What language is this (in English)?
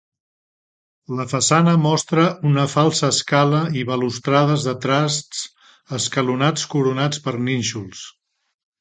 Catalan